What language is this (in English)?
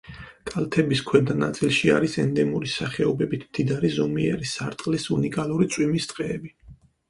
Georgian